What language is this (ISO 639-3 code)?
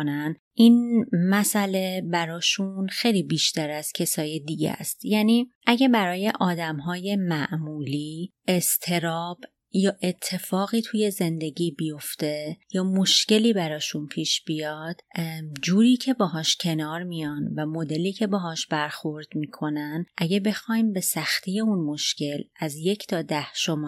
fas